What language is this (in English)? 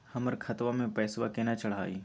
Magahi